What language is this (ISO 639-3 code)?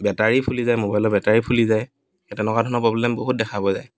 asm